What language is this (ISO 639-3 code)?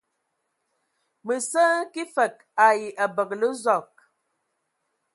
ewo